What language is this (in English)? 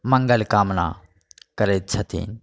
Maithili